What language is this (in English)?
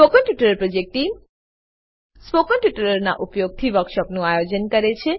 Gujarati